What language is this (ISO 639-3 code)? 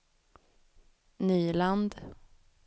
swe